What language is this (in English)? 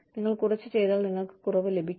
Malayalam